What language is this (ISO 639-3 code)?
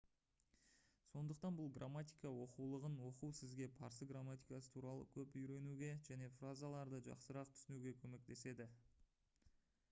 kaz